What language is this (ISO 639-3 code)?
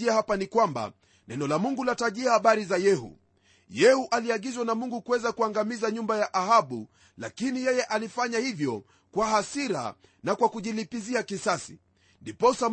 swa